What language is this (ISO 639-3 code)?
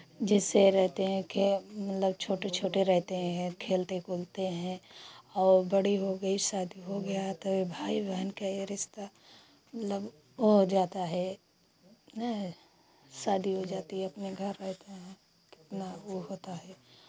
hin